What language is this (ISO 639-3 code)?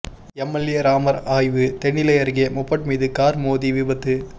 tam